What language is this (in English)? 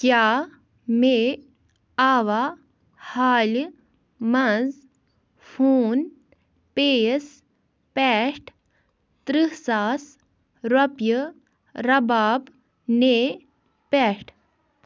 Kashmiri